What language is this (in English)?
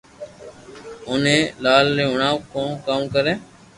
Loarki